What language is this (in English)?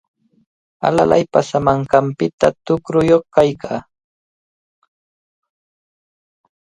Cajatambo North Lima Quechua